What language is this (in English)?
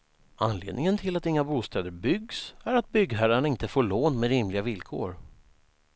Swedish